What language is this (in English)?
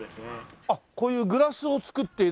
Japanese